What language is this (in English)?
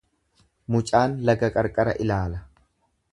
Oromo